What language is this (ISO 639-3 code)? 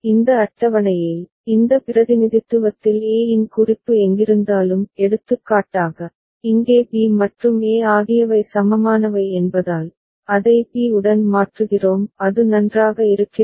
tam